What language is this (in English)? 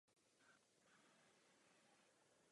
Czech